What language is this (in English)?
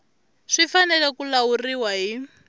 Tsonga